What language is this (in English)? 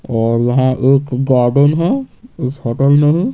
Hindi